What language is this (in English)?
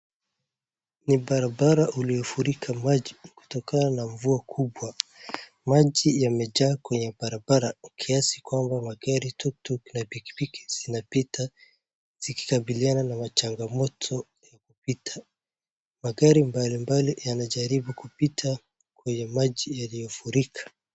Swahili